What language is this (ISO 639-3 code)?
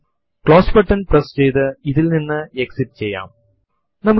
mal